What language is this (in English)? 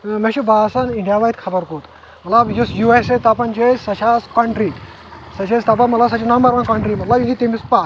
Kashmiri